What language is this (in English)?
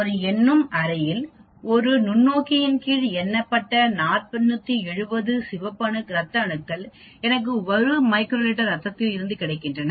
Tamil